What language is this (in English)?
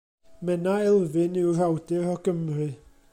Welsh